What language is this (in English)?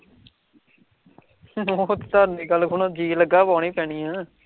Punjabi